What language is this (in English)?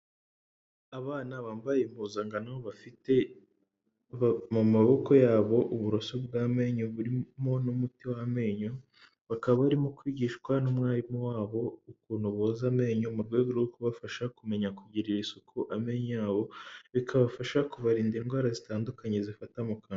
Kinyarwanda